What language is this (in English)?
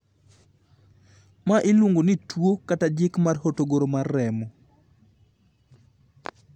Luo (Kenya and Tanzania)